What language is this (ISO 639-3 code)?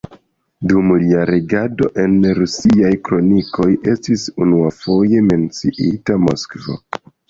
epo